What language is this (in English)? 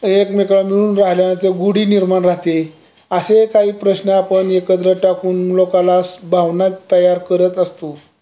Marathi